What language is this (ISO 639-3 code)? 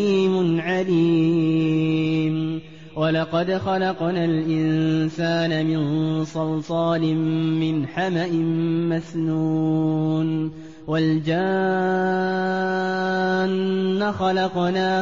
ara